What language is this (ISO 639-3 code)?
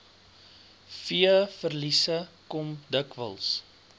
afr